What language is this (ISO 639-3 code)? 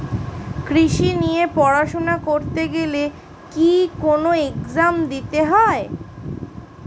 ben